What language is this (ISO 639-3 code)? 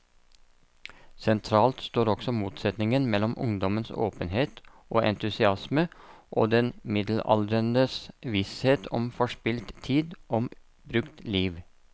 nor